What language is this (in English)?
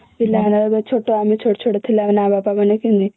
Odia